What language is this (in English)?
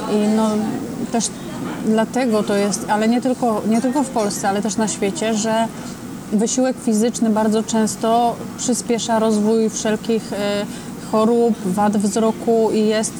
Polish